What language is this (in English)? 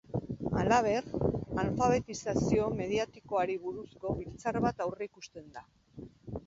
Basque